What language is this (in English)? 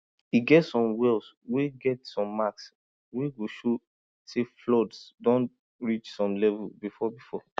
Nigerian Pidgin